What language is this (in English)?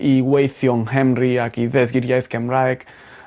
Welsh